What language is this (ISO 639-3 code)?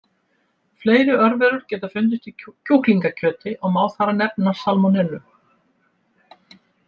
isl